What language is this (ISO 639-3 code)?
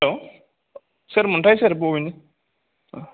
brx